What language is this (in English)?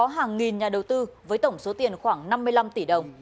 Vietnamese